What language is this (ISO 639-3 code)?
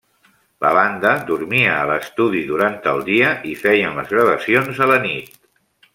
cat